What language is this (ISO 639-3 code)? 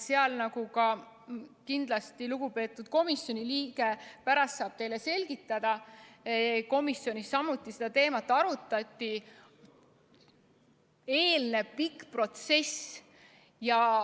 est